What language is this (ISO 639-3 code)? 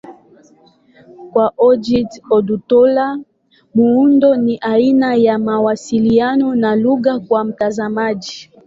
swa